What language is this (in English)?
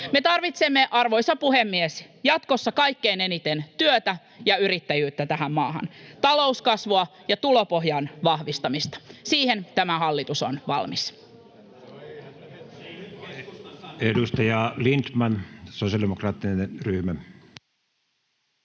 Finnish